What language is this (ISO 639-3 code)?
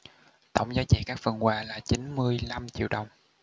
vie